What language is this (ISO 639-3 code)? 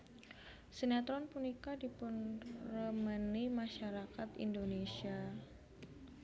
jav